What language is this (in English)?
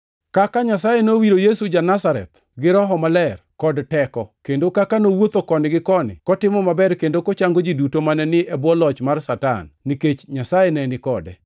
Luo (Kenya and Tanzania)